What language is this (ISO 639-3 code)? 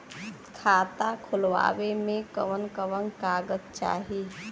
bho